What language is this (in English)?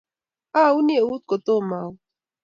Kalenjin